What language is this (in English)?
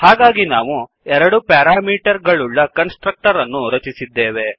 Kannada